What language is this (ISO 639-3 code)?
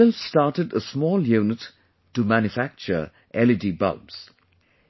eng